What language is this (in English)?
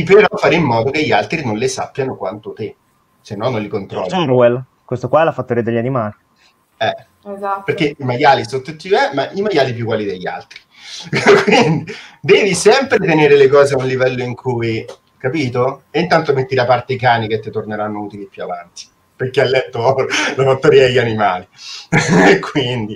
Italian